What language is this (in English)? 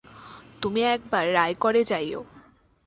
Bangla